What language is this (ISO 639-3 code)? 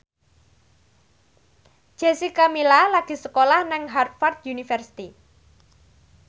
jav